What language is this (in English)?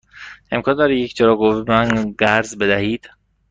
Persian